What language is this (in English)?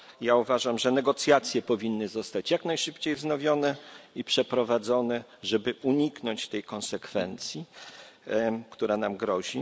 Polish